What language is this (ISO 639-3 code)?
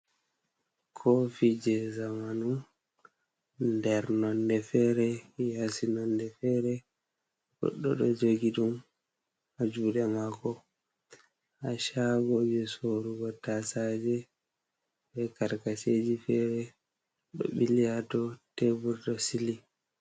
ful